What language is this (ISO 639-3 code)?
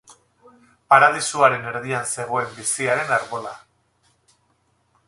eus